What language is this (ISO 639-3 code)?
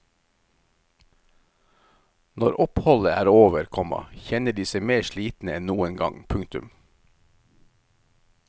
nor